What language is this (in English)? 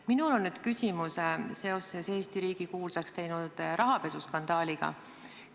Estonian